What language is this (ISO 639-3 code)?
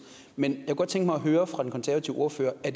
dan